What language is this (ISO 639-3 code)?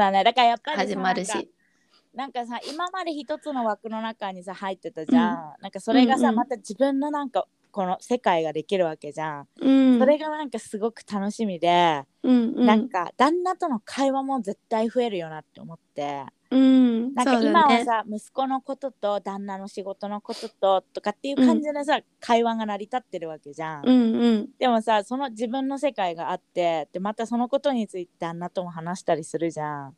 jpn